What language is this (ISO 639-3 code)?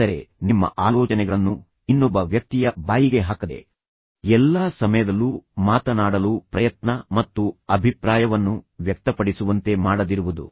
kan